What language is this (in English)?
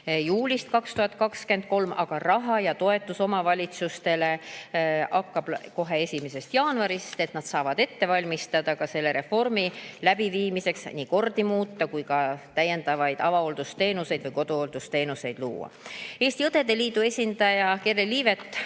Estonian